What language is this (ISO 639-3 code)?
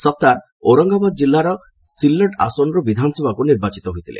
ori